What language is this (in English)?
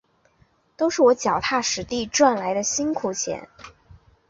Chinese